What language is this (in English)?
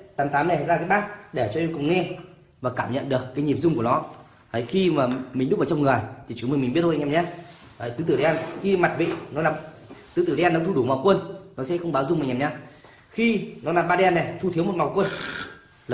Vietnamese